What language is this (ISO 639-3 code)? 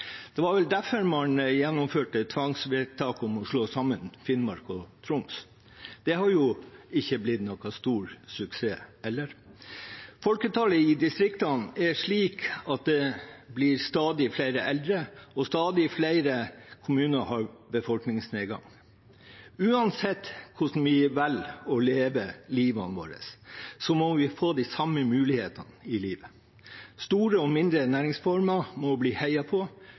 nob